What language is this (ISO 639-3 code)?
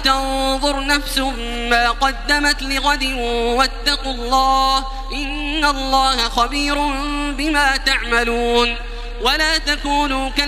ara